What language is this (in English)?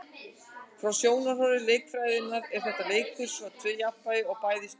Icelandic